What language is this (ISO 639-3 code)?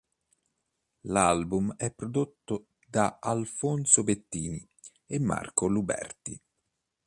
ita